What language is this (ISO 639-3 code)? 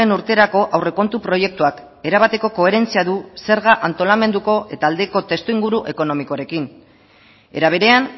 eus